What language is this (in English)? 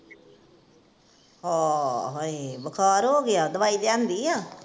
Punjabi